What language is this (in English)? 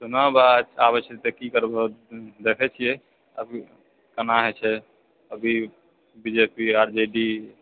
Maithili